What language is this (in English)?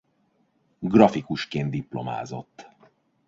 Hungarian